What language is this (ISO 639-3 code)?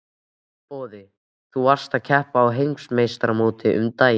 isl